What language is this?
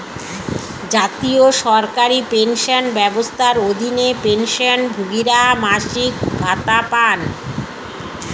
Bangla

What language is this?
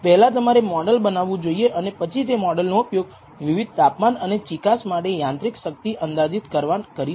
Gujarati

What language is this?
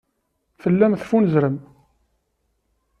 Kabyle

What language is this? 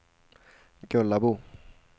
Swedish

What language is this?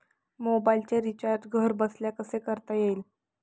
Marathi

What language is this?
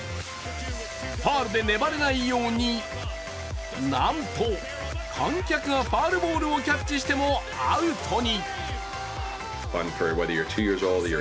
Japanese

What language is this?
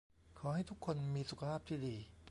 Thai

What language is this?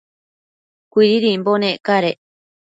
Matsés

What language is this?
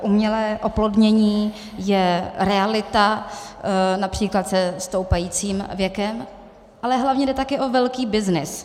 Czech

